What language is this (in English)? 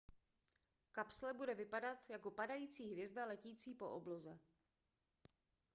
Czech